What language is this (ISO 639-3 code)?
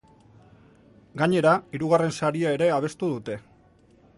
eus